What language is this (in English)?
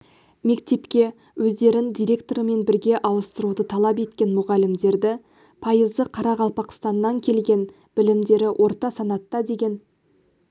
Kazakh